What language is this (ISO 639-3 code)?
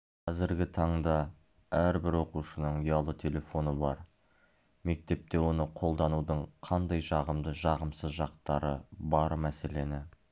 kaz